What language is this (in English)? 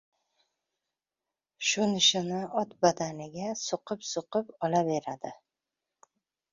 Uzbek